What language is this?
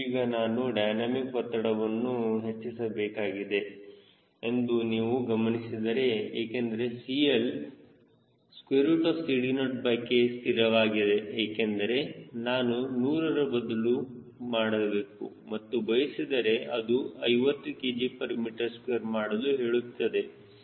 Kannada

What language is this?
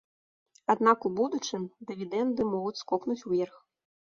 Belarusian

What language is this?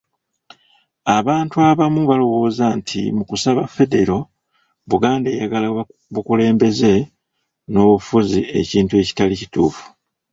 Ganda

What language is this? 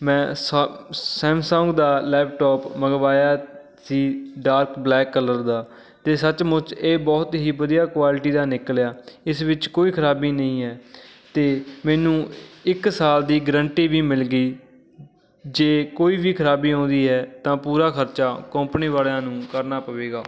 Punjabi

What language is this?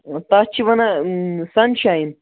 Kashmiri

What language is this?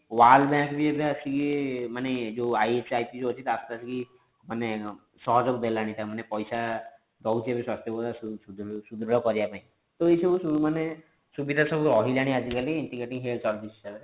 Odia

